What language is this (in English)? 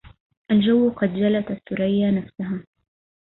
Arabic